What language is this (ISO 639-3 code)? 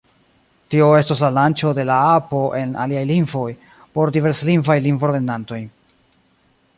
epo